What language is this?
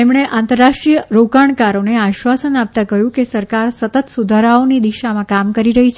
Gujarati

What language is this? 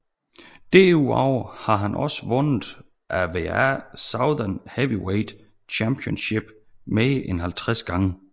Danish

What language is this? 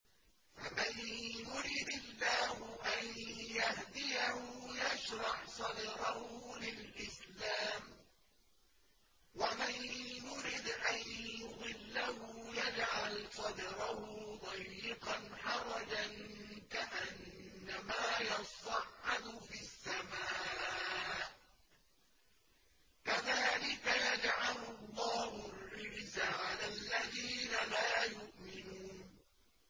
Arabic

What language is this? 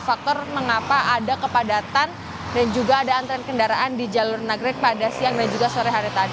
Indonesian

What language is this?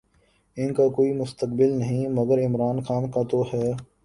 Urdu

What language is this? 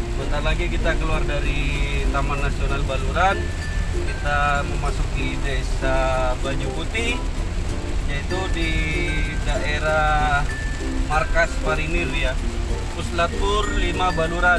Indonesian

